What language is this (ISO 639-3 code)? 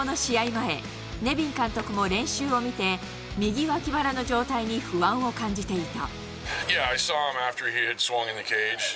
jpn